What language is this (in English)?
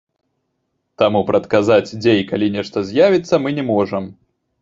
Belarusian